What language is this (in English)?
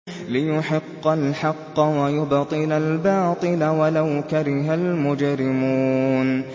Arabic